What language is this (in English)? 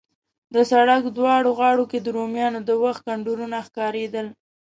Pashto